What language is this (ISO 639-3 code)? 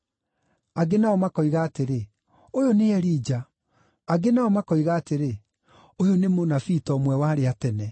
kik